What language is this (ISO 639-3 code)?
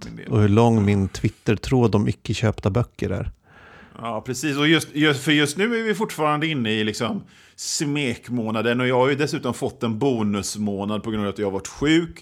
swe